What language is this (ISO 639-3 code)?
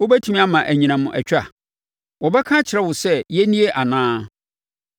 aka